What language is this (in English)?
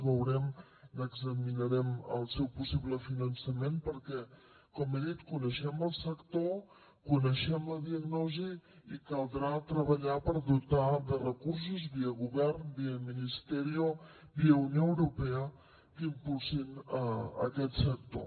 Catalan